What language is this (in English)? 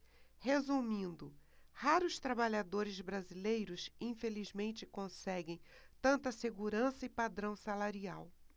Portuguese